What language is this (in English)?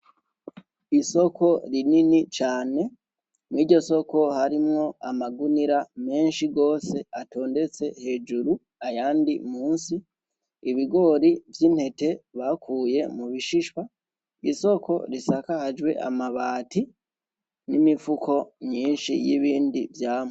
Rundi